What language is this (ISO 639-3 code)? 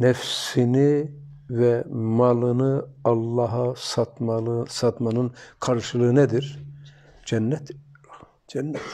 tur